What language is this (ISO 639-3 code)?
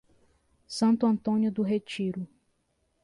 por